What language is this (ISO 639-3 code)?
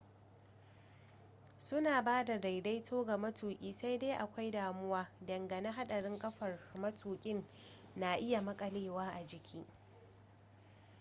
hau